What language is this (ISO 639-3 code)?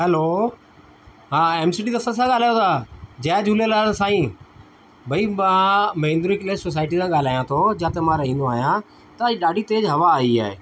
snd